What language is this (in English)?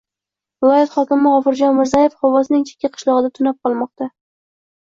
Uzbek